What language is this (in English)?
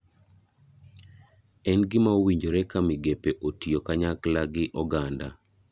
Luo (Kenya and Tanzania)